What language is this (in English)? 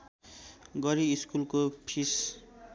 Nepali